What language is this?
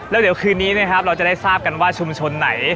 Thai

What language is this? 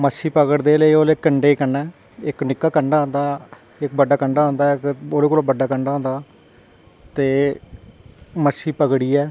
Dogri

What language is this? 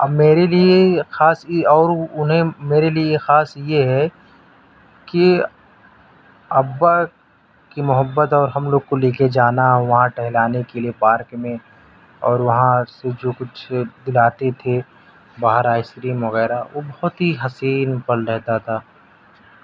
Urdu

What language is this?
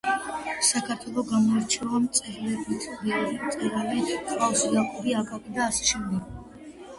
Georgian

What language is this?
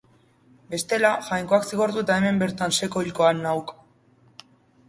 Basque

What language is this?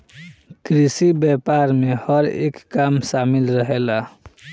Bhojpuri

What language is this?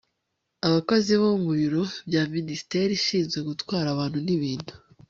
Kinyarwanda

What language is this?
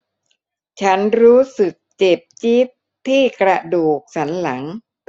Thai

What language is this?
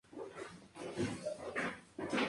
Spanish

